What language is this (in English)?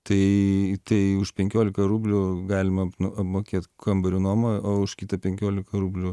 Lithuanian